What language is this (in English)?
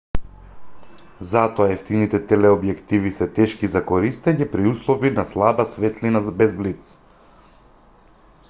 Macedonian